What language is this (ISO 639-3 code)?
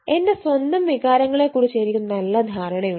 mal